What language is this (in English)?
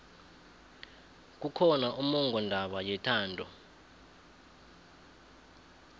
South Ndebele